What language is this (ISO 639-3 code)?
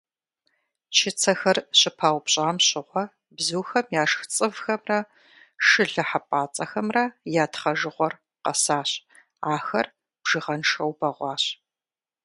kbd